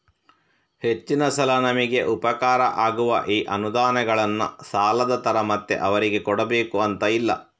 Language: Kannada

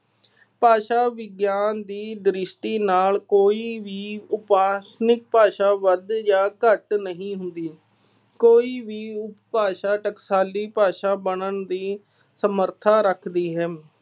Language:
Punjabi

